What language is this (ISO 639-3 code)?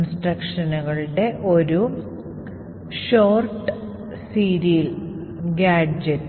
mal